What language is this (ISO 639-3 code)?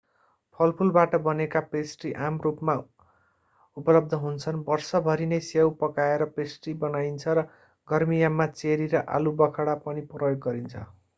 nep